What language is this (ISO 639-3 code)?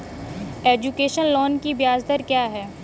hin